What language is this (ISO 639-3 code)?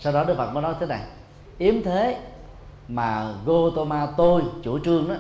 vie